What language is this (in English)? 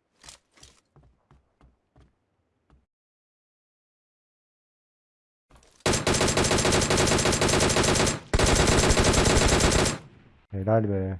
Turkish